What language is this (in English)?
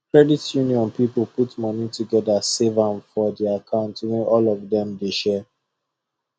Nigerian Pidgin